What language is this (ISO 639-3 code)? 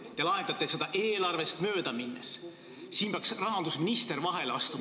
est